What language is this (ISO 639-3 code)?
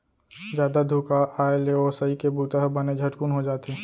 hne